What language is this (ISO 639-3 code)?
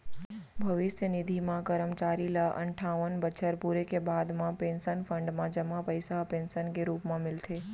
hne